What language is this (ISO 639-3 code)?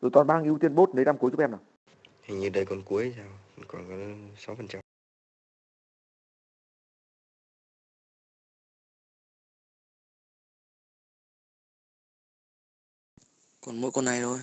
vie